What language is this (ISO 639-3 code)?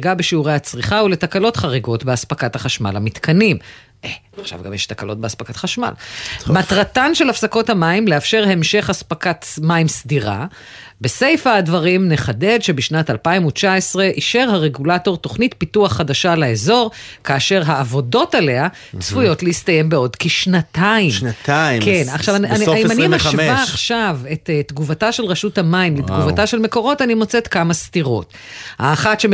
heb